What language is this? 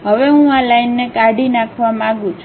Gujarati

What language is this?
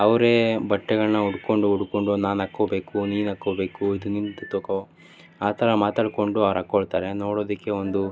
Kannada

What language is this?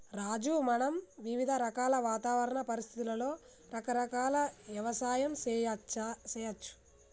Telugu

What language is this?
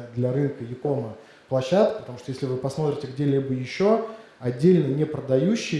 Russian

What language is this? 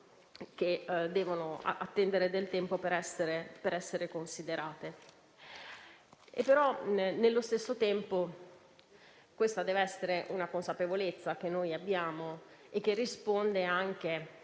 Italian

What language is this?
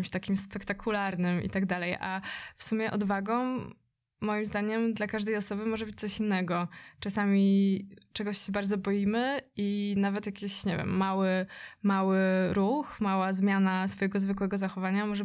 Polish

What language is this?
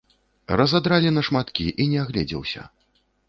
Belarusian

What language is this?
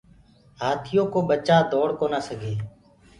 Gurgula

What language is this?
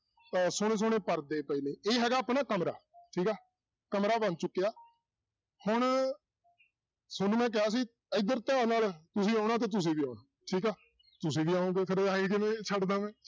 Punjabi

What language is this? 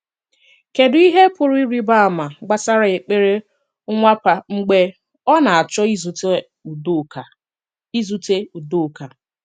Igbo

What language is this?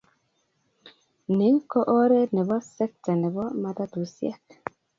Kalenjin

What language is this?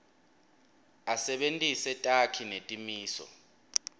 Swati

